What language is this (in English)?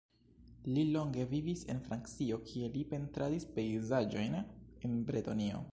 Esperanto